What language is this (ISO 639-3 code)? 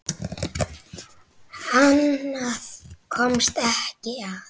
isl